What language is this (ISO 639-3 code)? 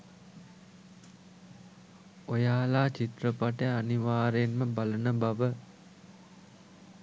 sin